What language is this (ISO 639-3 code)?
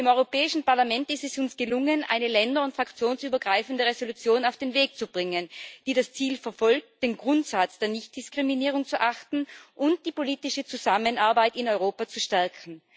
deu